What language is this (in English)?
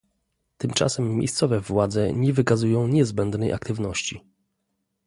Polish